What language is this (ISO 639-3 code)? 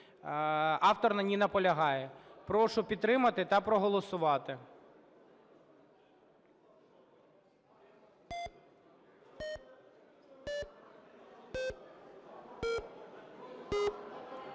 ukr